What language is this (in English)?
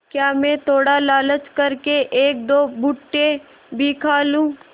Hindi